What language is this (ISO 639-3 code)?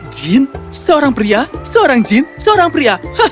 ind